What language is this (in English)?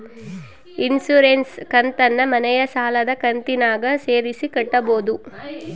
Kannada